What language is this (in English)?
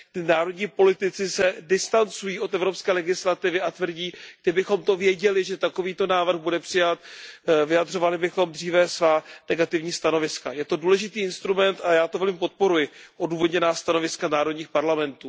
Czech